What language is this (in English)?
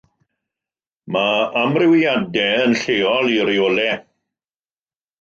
Welsh